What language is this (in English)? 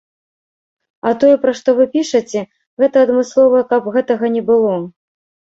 Belarusian